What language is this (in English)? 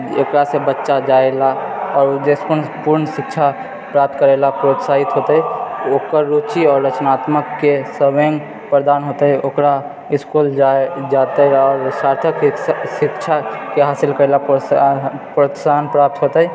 Maithili